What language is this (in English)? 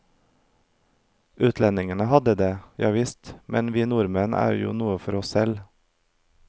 Norwegian